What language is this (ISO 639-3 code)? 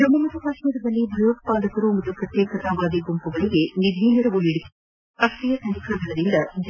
kan